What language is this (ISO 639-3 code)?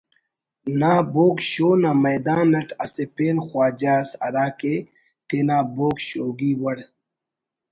brh